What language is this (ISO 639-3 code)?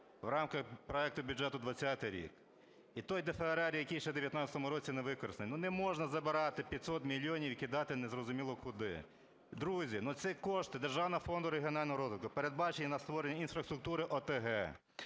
ukr